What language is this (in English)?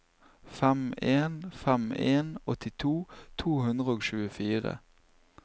Norwegian